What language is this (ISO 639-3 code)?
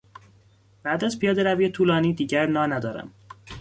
fas